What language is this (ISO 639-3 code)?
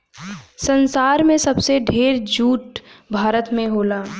bho